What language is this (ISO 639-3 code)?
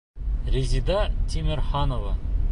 bak